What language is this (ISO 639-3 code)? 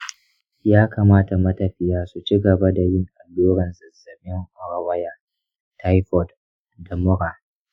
hau